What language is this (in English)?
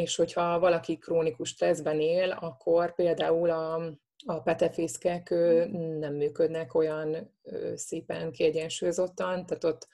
Hungarian